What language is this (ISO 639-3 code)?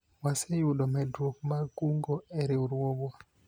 luo